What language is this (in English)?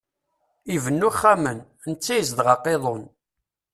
Kabyle